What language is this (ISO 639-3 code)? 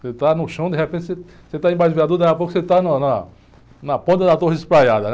por